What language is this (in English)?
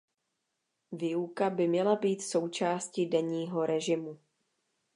Czech